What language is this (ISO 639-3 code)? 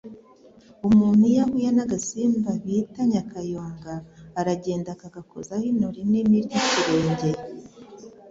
kin